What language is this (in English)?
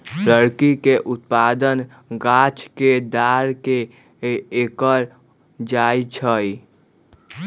Magahi